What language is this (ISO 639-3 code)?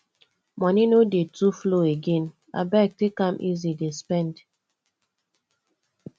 pcm